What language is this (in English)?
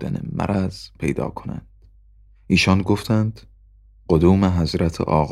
Persian